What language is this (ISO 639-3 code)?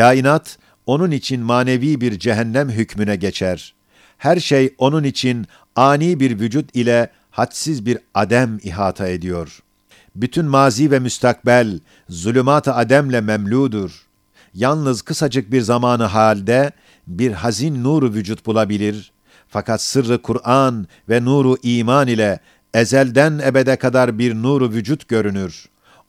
tur